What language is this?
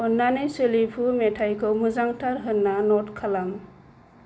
Bodo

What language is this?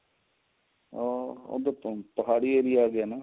Punjabi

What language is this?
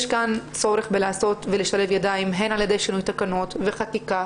Hebrew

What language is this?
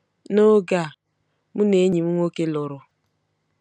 Igbo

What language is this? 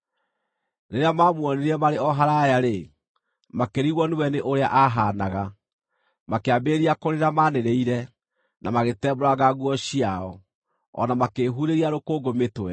Kikuyu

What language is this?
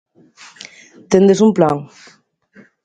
Galician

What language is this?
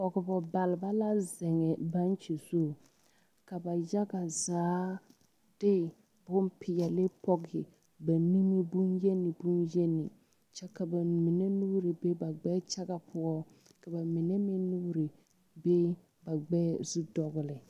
Southern Dagaare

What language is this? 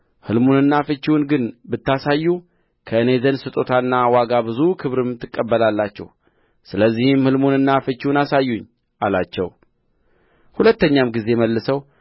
Amharic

